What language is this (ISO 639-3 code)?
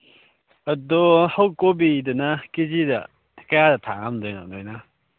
mni